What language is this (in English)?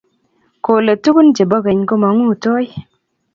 Kalenjin